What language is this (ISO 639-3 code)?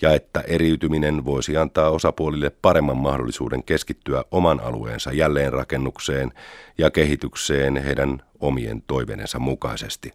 fin